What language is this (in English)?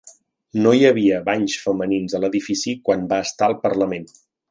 Catalan